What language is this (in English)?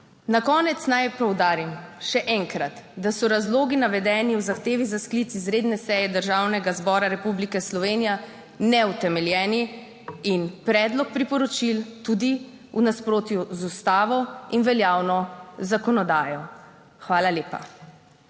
Slovenian